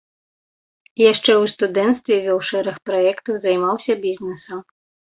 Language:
Belarusian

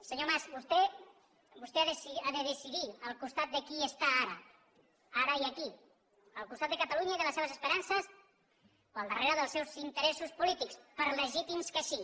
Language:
Catalan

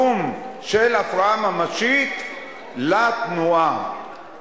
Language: Hebrew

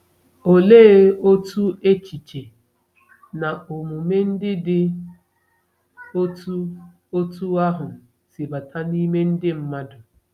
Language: Igbo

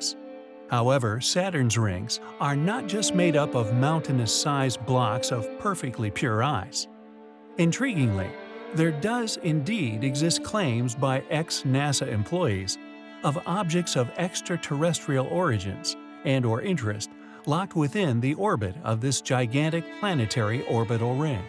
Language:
English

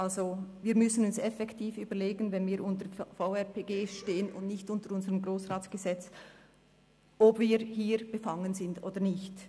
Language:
Swiss German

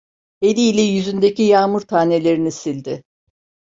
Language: Turkish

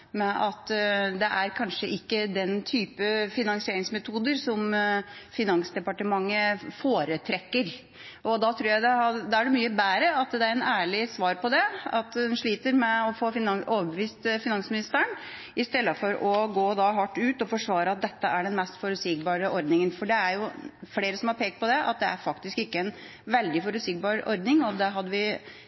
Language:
Norwegian Bokmål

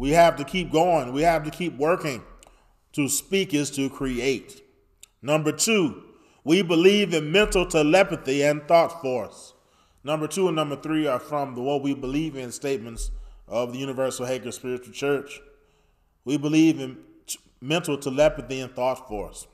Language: English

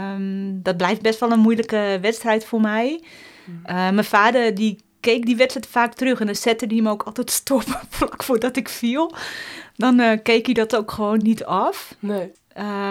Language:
Dutch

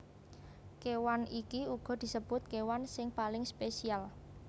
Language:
Javanese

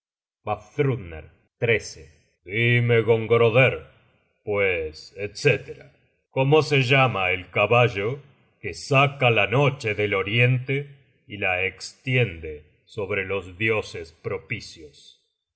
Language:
Spanish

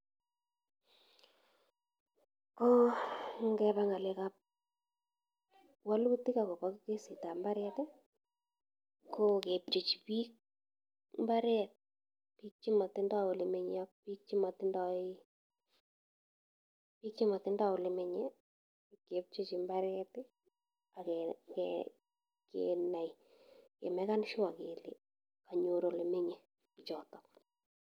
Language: Kalenjin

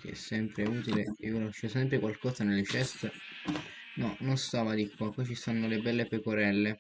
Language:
Italian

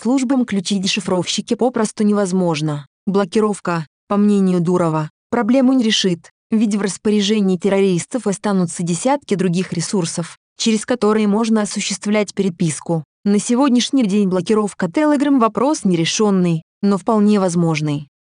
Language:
Russian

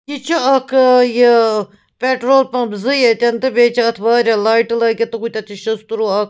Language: Kashmiri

